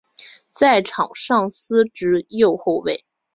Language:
Chinese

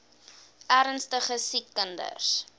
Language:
Afrikaans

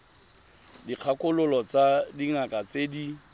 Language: Tswana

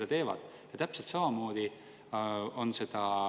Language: Estonian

